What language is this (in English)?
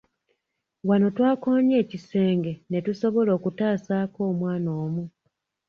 Ganda